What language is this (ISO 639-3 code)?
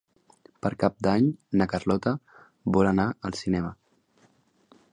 cat